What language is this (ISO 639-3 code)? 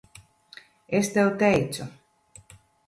lav